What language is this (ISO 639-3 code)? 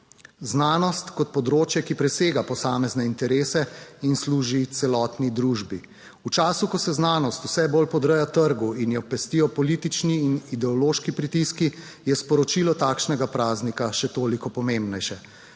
slv